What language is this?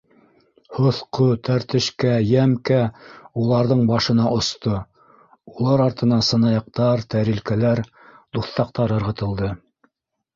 Bashkir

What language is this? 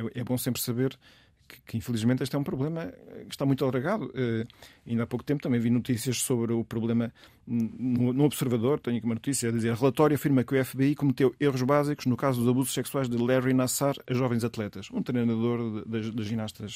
Portuguese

